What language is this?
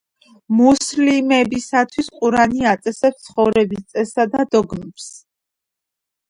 Georgian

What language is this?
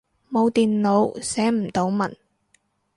Cantonese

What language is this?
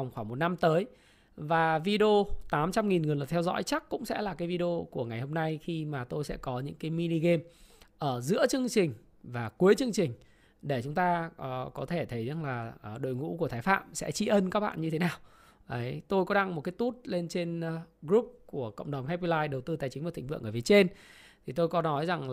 Vietnamese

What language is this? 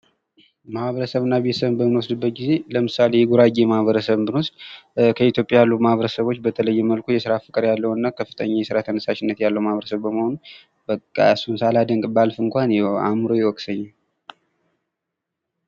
Amharic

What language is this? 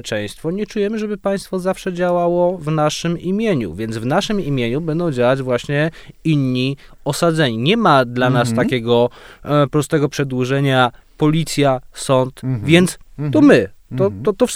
Polish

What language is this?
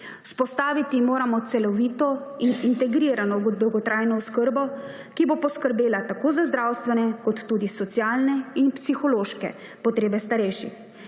Slovenian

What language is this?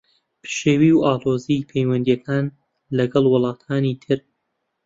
Central Kurdish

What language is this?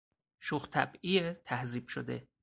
Persian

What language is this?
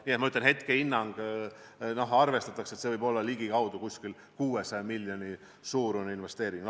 Estonian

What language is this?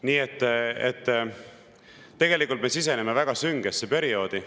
Estonian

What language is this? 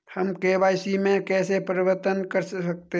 Hindi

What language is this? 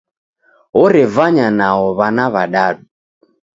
Taita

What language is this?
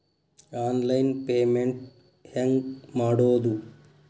Kannada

